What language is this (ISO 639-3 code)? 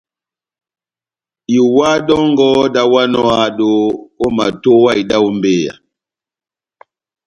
bnm